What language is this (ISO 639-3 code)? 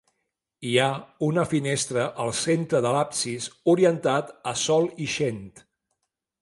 cat